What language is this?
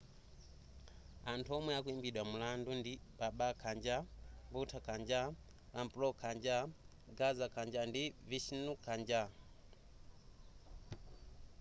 Nyanja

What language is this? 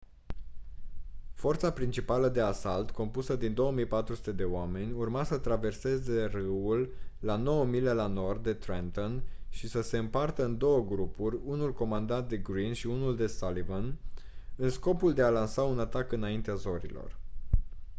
Romanian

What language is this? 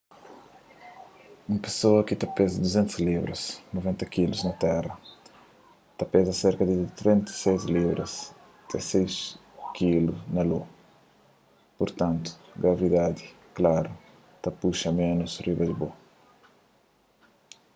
Kabuverdianu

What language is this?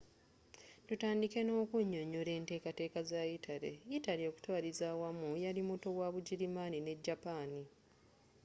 Ganda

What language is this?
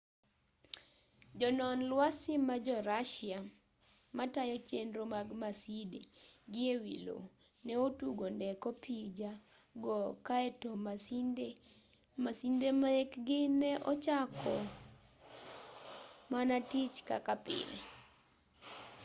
Luo (Kenya and Tanzania)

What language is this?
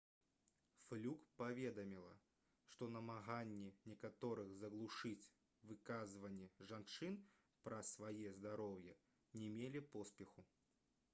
Belarusian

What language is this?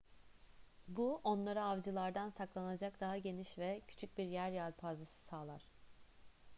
Turkish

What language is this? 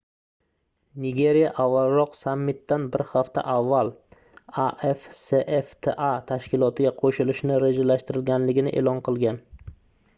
Uzbek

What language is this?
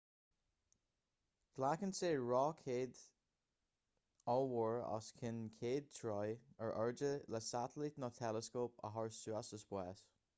Irish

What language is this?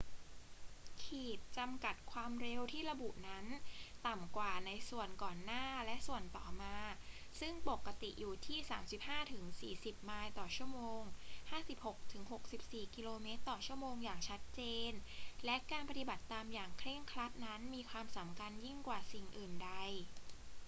Thai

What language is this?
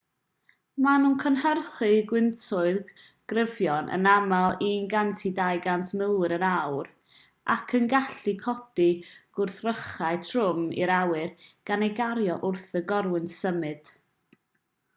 Welsh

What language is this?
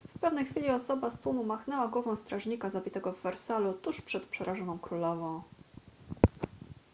Polish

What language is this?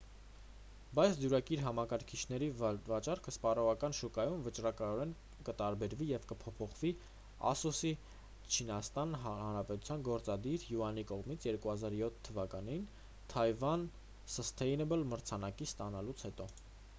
Armenian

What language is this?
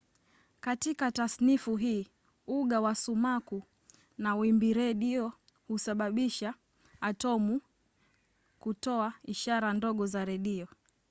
Swahili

